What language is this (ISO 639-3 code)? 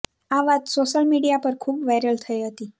guj